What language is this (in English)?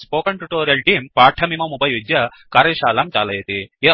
Sanskrit